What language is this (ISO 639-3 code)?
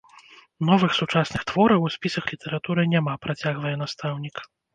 bel